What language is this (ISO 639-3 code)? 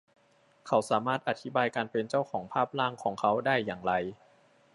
tha